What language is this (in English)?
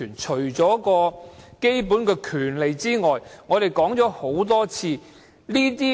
Cantonese